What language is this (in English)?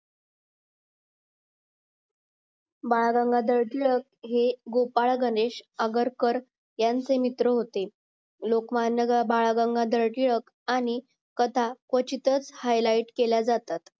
Marathi